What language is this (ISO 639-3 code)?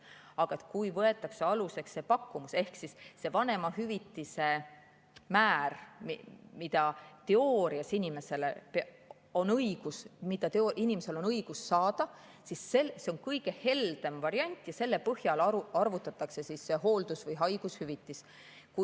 est